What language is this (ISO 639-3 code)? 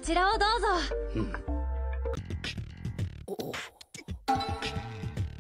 jpn